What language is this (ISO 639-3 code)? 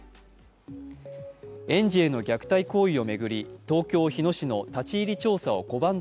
jpn